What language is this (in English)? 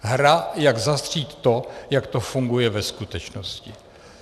Czech